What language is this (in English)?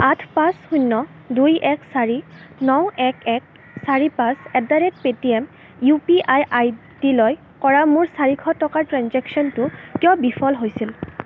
Assamese